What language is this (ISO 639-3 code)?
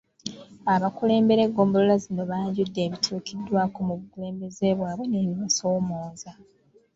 lug